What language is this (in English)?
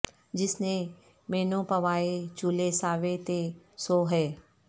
Urdu